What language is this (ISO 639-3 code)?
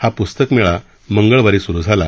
mar